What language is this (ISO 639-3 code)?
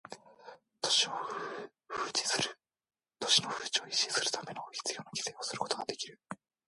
jpn